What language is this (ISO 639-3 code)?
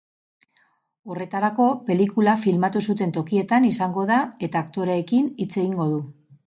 eus